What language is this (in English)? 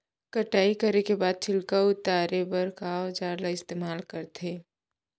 Chhattisgarhi